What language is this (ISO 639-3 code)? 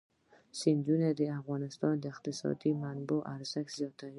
pus